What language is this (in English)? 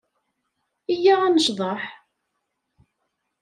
Kabyle